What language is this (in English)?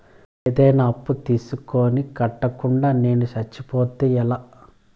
Telugu